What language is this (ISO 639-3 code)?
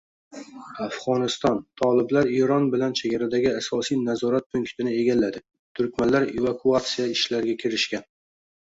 uzb